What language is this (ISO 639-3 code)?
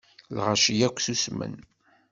kab